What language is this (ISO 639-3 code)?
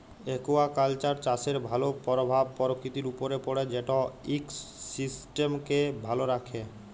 ben